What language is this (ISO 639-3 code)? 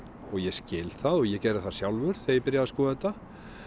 isl